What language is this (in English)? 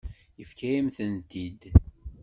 Kabyle